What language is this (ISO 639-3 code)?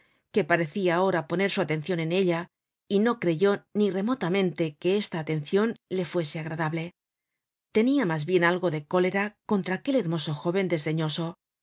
spa